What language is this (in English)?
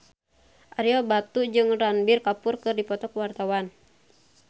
Sundanese